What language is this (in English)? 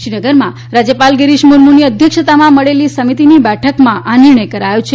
Gujarati